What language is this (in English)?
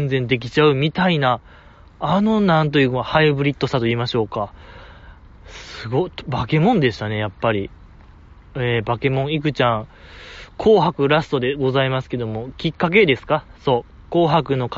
Japanese